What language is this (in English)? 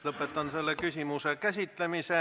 Estonian